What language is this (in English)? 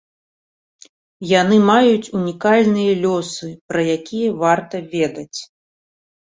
Belarusian